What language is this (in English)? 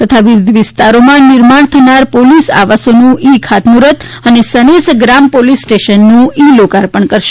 Gujarati